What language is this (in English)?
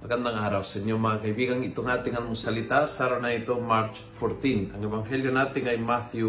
Filipino